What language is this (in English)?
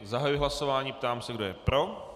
Czech